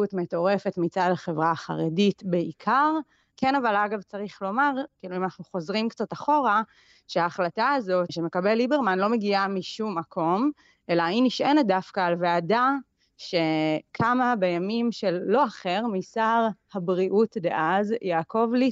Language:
Hebrew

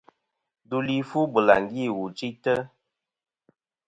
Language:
Kom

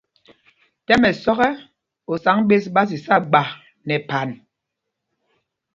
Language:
Mpumpong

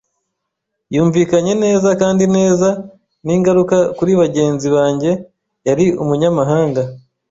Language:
Kinyarwanda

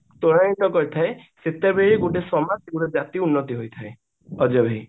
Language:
Odia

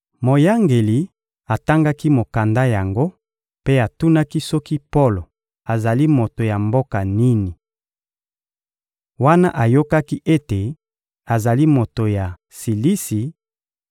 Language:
Lingala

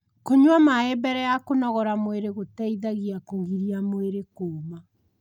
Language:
Kikuyu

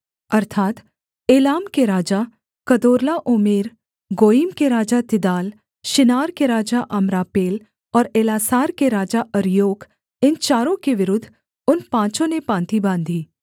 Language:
Hindi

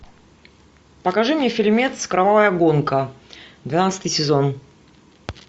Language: Russian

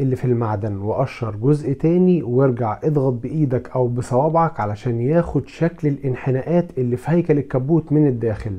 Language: Arabic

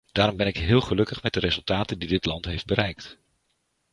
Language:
Dutch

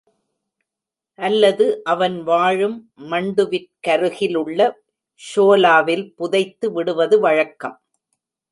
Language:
Tamil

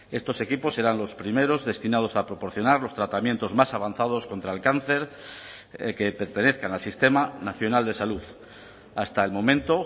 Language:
Spanish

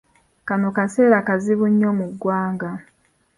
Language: Ganda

